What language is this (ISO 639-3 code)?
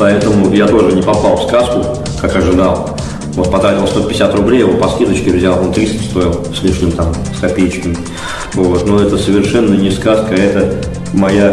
rus